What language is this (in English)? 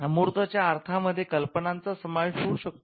Marathi